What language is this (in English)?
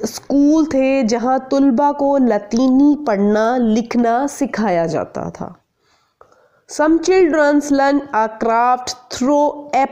Hindi